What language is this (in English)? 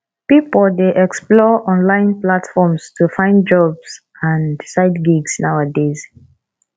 Nigerian Pidgin